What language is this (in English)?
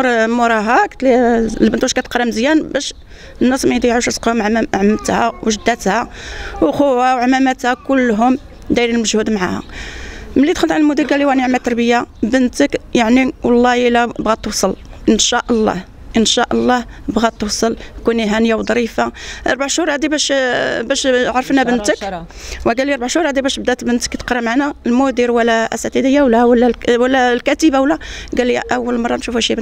Arabic